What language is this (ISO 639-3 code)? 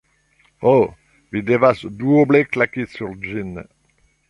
epo